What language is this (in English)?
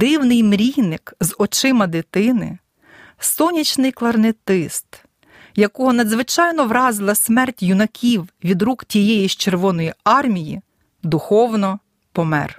Ukrainian